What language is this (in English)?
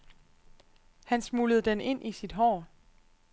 Danish